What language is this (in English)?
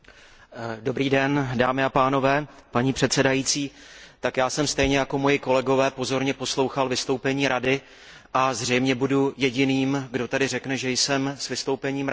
Czech